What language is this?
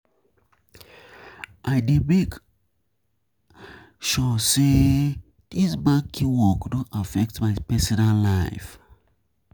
Nigerian Pidgin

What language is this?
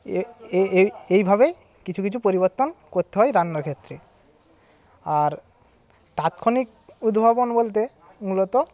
Bangla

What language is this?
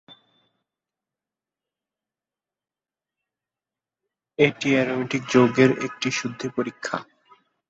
Bangla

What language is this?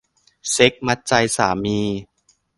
Thai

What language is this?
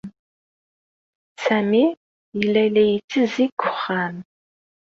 Kabyle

